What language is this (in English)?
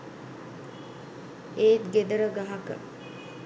Sinhala